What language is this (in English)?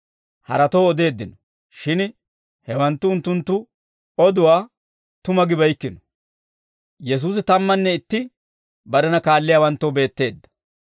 Dawro